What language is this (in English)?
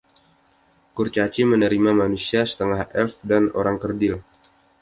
Indonesian